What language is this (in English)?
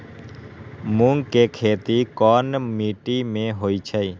Magahi